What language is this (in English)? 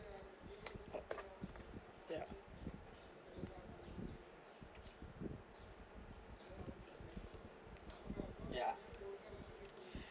English